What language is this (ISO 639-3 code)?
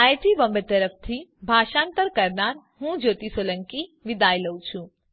guj